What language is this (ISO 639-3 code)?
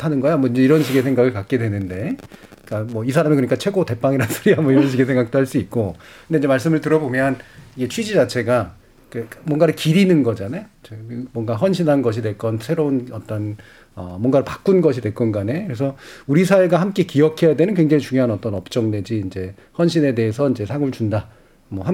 kor